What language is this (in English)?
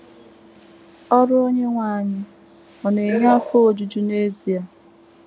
Igbo